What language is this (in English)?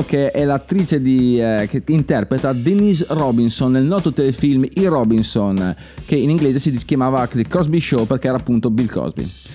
Italian